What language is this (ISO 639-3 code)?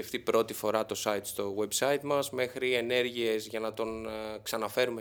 ell